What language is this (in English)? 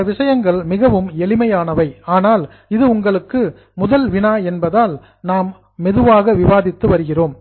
Tamil